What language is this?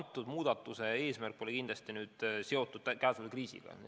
Estonian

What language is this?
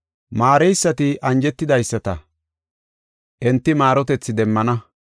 Gofa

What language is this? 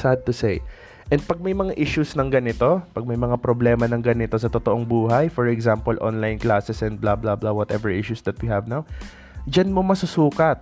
Filipino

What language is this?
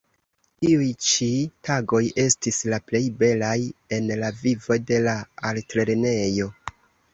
Esperanto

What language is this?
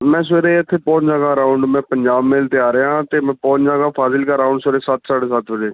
Punjabi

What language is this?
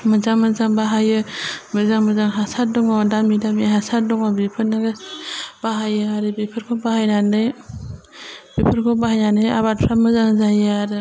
Bodo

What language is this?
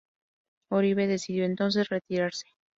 Spanish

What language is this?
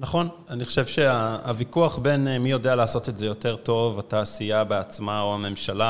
Hebrew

